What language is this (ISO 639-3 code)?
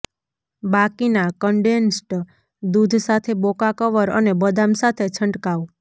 guj